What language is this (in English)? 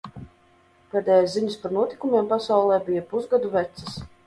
Latvian